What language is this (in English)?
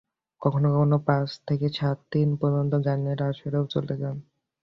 Bangla